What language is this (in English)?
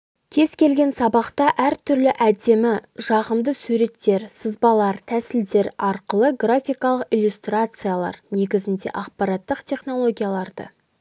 Kazakh